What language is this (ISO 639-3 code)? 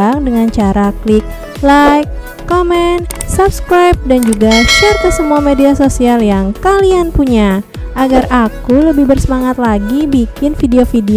ind